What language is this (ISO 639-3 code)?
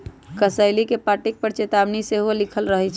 mag